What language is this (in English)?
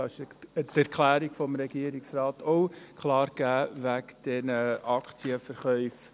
Swiss German